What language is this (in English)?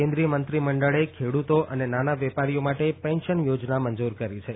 Gujarati